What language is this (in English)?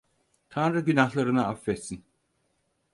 Turkish